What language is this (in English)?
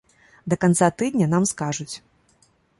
Belarusian